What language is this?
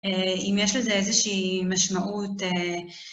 Hebrew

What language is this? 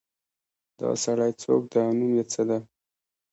Pashto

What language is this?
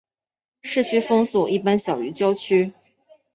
Chinese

